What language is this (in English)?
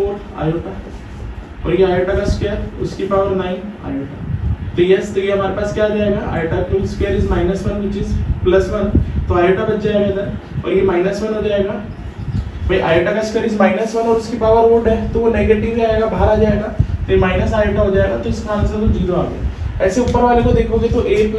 Hindi